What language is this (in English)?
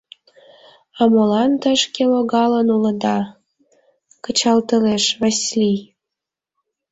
Mari